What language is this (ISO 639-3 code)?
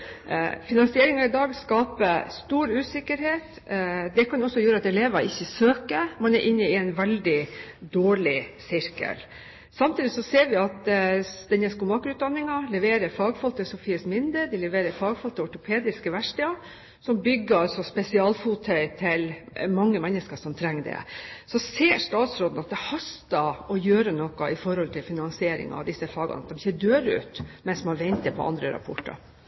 nob